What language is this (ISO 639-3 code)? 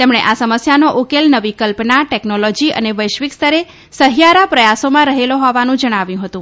guj